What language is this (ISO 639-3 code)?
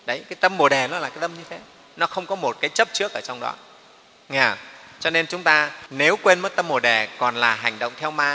vie